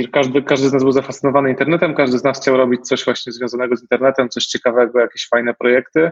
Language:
Polish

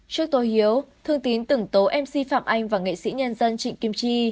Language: Vietnamese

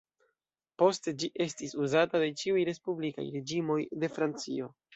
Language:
Esperanto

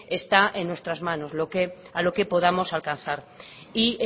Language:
Spanish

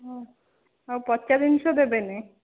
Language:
Odia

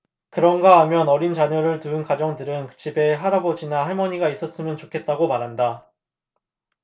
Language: Korean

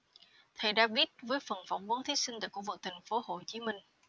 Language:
Vietnamese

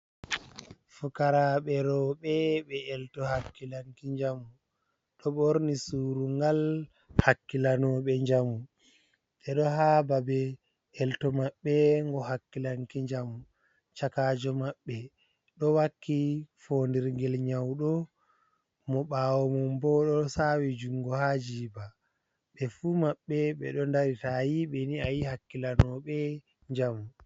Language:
Fula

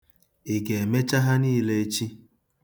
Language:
Igbo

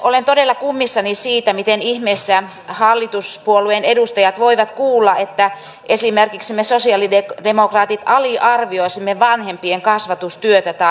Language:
Finnish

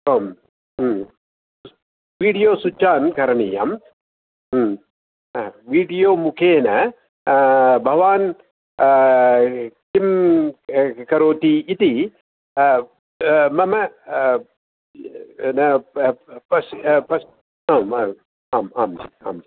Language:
Sanskrit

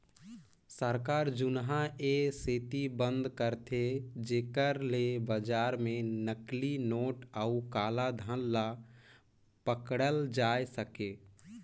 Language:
Chhattisgarhi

